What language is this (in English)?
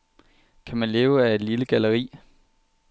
Danish